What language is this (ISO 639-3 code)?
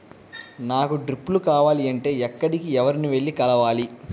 tel